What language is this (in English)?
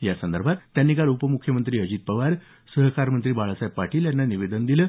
Marathi